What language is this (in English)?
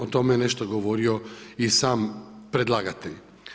Croatian